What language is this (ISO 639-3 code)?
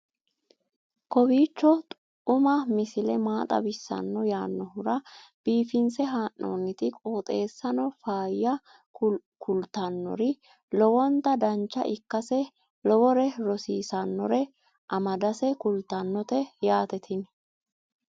sid